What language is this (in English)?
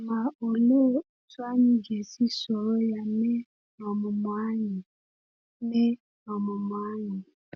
Igbo